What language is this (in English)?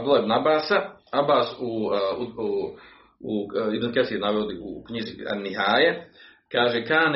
Croatian